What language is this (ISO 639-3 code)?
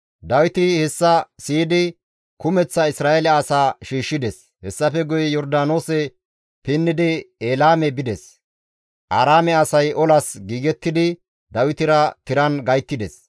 gmv